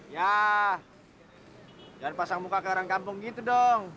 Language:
Indonesian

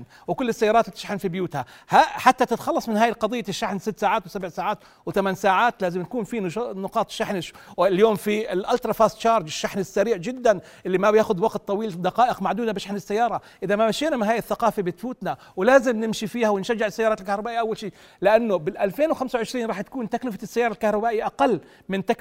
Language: Arabic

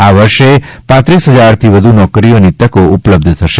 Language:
Gujarati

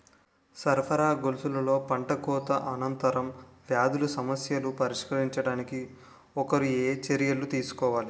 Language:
Telugu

